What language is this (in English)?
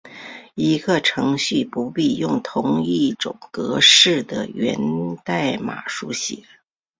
Chinese